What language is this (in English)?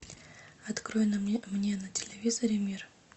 Russian